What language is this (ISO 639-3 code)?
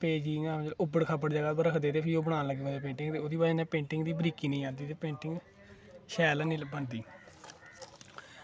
doi